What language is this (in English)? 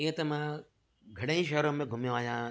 Sindhi